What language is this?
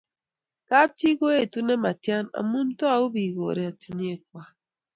Kalenjin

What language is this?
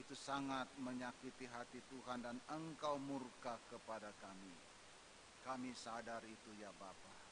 Indonesian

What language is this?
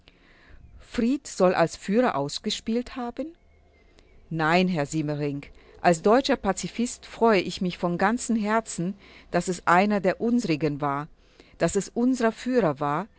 German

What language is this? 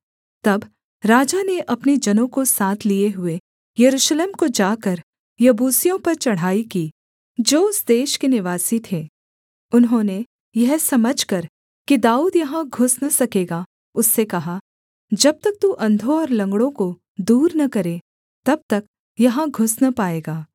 Hindi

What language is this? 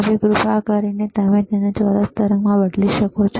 Gujarati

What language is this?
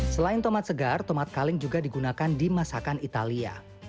Indonesian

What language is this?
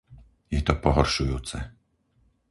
Slovak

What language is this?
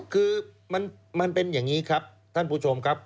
Thai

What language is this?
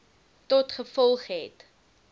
Afrikaans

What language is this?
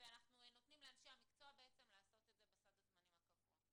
Hebrew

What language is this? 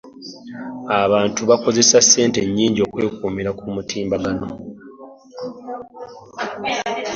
Ganda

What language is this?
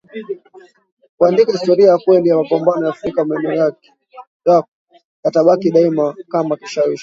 Swahili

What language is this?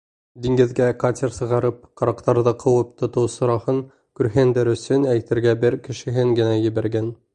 Bashkir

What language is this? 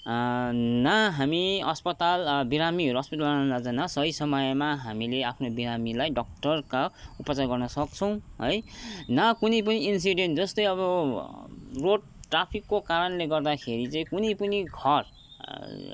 Nepali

